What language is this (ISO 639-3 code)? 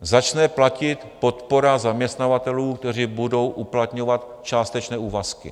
ces